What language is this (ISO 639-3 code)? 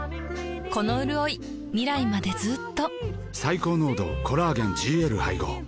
jpn